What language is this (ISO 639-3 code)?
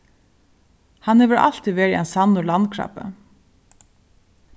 fao